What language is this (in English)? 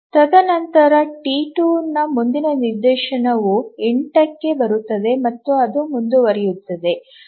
Kannada